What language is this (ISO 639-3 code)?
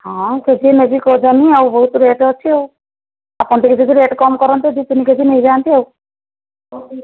ori